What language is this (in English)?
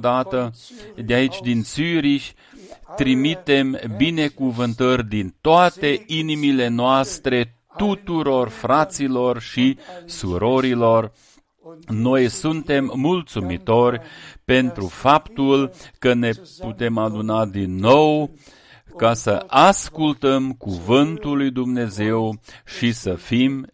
Romanian